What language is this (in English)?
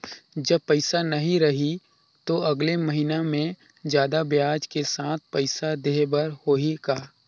Chhattisgarhi